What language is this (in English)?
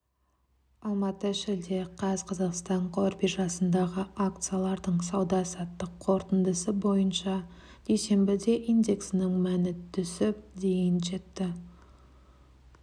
Kazakh